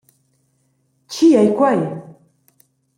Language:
Romansh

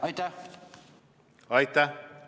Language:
Estonian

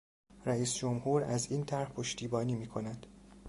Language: Persian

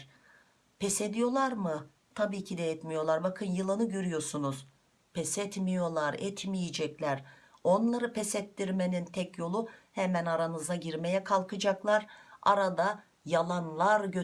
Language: Turkish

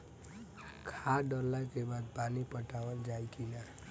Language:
Bhojpuri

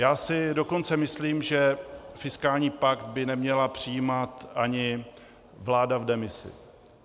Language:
Czech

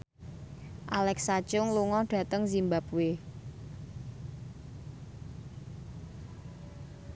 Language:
Javanese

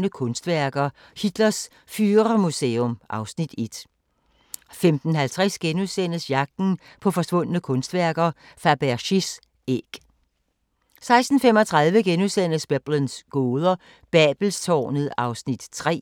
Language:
Danish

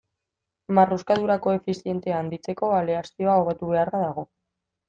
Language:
Basque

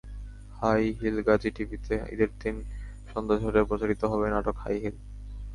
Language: Bangla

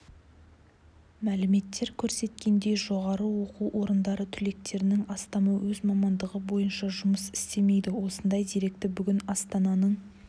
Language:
Kazakh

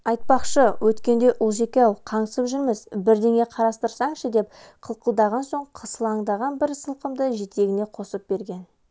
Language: Kazakh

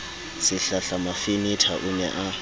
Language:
Southern Sotho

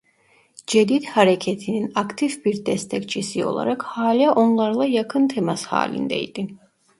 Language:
Turkish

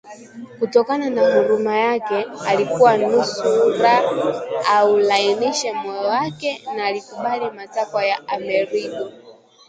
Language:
Swahili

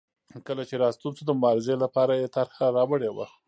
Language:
Pashto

